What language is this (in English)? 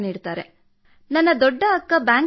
Kannada